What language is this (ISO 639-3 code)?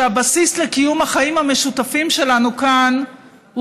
heb